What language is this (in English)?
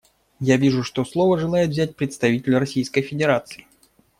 Russian